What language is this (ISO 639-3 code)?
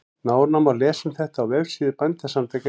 isl